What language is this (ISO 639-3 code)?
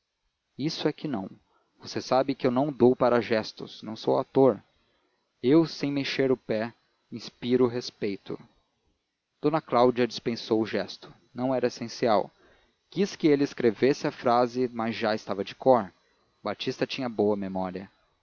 por